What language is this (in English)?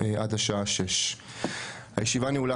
Hebrew